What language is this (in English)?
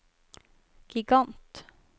Norwegian